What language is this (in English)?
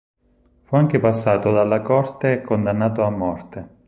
Italian